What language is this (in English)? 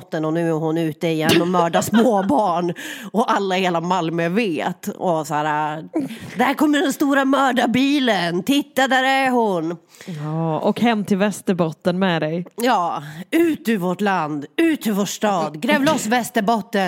Swedish